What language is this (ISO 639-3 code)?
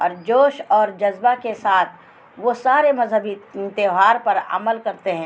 urd